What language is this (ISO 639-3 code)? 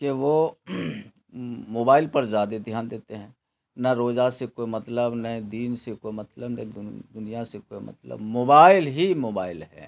urd